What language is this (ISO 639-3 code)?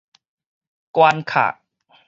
nan